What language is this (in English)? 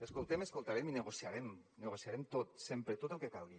Catalan